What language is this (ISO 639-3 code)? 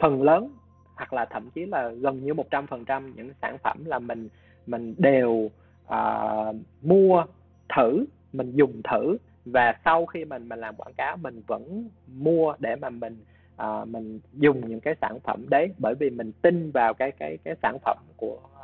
vie